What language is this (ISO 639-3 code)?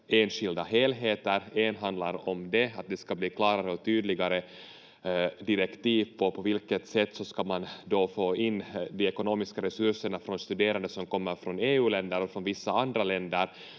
fin